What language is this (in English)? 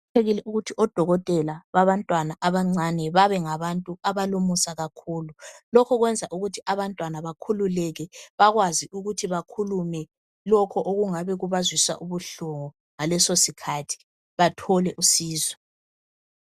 North Ndebele